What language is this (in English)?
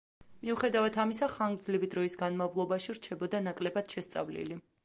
Georgian